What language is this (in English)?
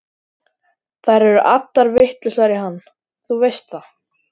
Icelandic